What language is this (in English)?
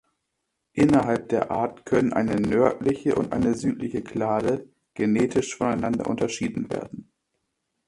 German